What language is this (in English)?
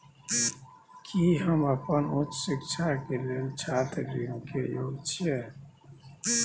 Maithili